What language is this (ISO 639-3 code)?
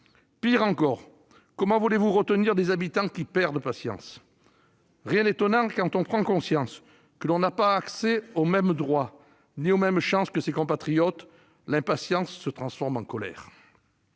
fra